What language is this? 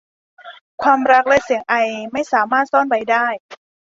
Thai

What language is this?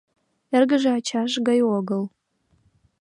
Mari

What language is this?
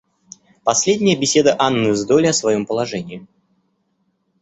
Russian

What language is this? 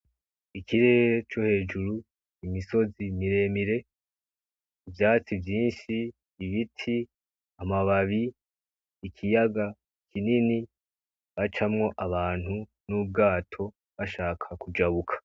Rundi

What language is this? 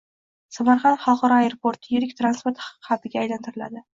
Uzbek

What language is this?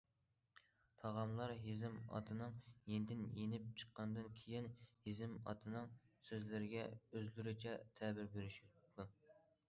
Uyghur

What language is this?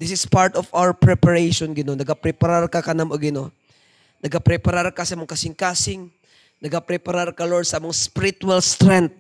Filipino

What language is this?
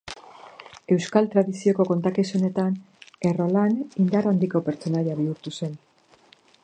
Basque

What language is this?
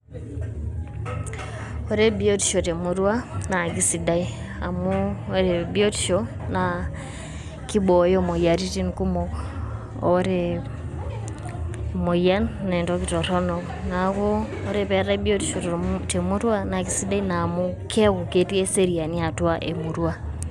Masai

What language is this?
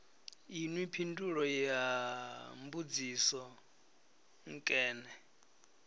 Venda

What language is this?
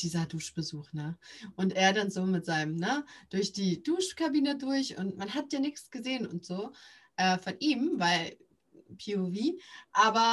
German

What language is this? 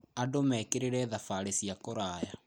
Kikuyu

